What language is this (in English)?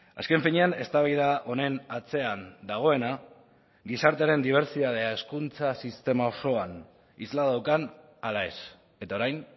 Basque